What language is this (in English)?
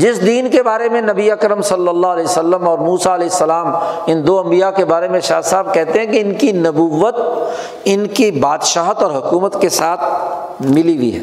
Urdu